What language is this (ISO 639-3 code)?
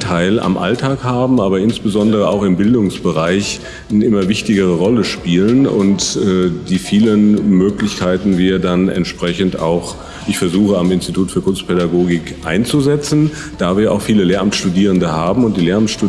deu